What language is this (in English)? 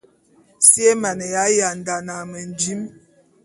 Bulu